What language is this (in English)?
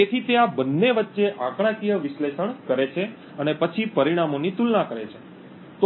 Gujarati